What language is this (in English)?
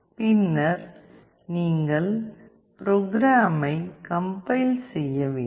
Tamil